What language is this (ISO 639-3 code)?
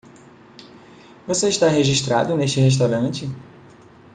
por